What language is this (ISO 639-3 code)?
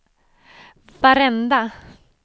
swe